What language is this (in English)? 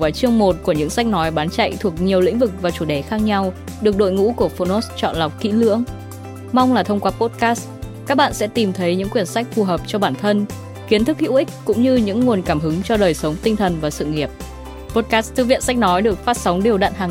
Vietnamese